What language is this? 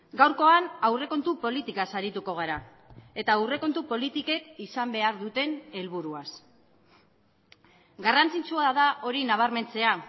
Basque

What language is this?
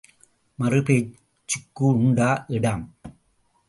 Tamil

